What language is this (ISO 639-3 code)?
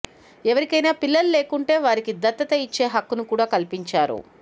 tel